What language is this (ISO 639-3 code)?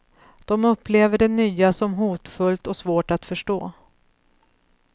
swe